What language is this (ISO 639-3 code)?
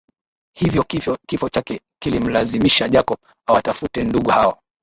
swa